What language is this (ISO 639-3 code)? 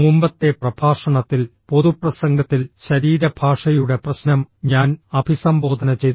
mal